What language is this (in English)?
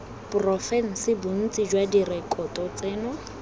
Tswana